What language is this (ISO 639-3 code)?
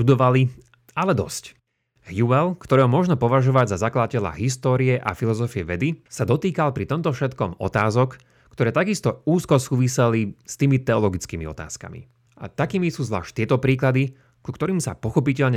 slk